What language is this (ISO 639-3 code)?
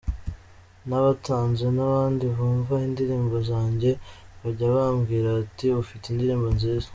kin